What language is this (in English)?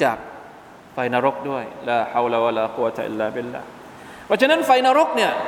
Thai